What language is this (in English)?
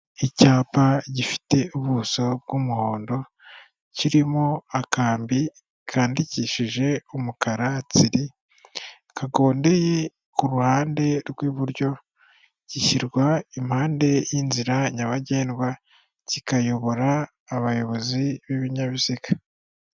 Kinyarwanda